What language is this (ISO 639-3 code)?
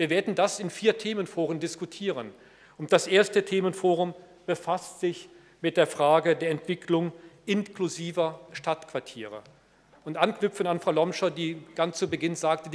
deu